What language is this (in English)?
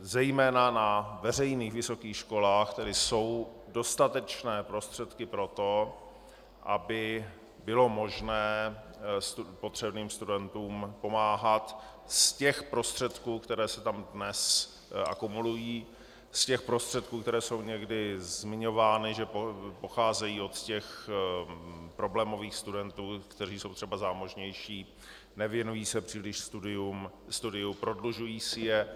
Czech